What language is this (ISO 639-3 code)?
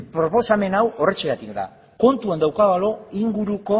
eus